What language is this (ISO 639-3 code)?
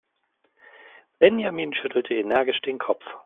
deu